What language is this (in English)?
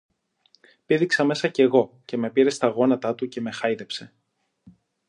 Greek